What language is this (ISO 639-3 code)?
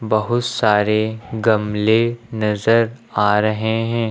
hin